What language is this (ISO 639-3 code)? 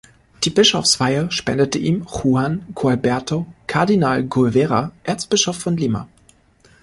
deu